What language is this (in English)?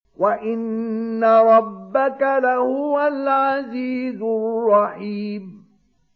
Arabic